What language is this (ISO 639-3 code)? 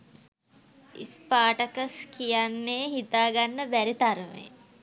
sin